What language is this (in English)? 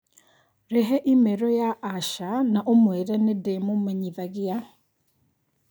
Kikuyu